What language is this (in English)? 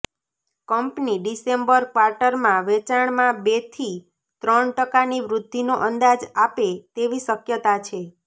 Gujarati